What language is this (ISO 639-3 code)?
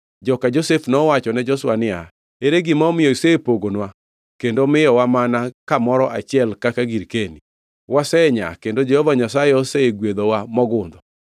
luo